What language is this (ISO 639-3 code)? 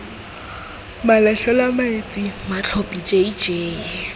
tsn